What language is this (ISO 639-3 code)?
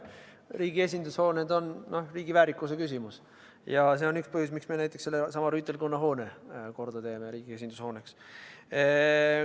est